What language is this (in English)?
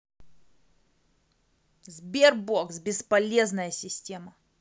Russian